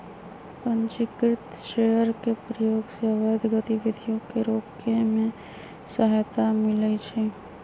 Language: Magahi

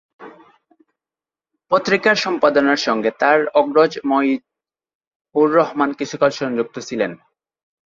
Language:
Bangla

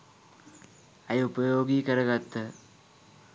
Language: Sinhala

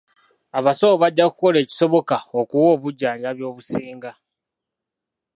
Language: Ganda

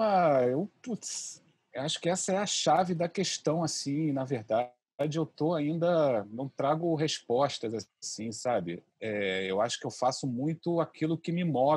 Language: Portuguese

